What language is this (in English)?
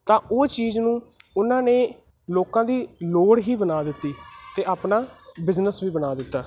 Punjabi